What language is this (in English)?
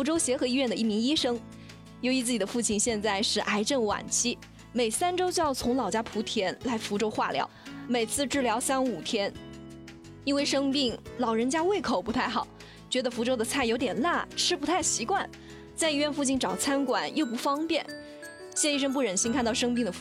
Chinese